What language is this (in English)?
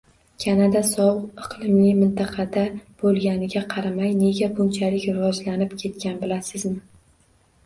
Uzbek